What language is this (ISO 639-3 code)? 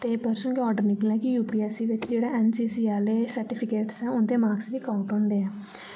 doi